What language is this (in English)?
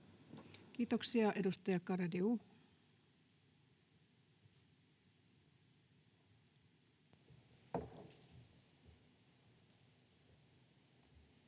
Finnish